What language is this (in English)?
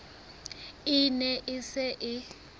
Southern Sotho